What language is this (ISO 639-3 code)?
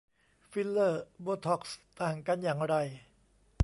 tha